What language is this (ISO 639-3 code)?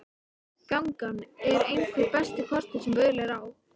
isl